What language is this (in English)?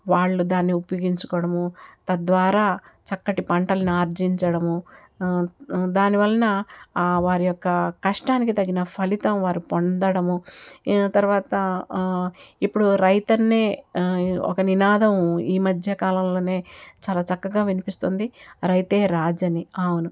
Telugu